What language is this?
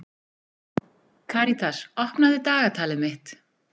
Icelandic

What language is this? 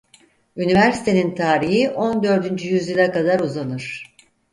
Turkish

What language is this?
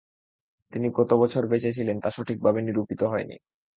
Bangla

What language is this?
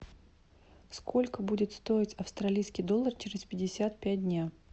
Russian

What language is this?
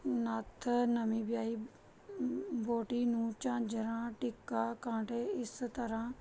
Punjabi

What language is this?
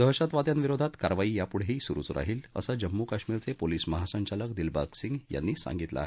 Marathi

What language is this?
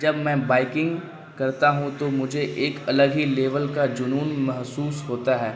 Urdu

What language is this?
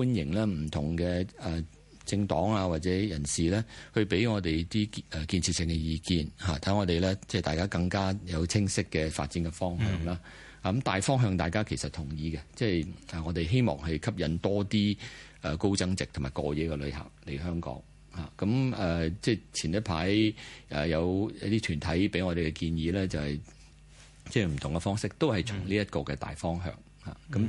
Chinese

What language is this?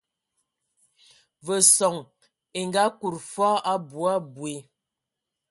Ewondo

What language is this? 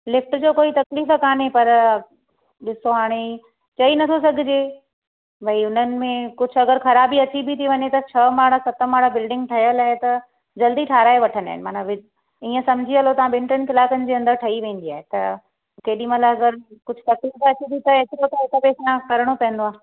Sindhi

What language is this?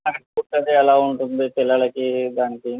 Telugu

